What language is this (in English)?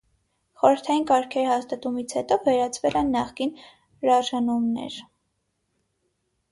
Armenian